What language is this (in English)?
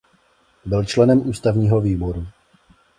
Czech